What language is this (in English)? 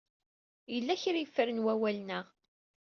Kabyle